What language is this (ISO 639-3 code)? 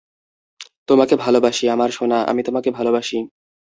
ben